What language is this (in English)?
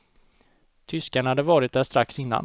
Swedish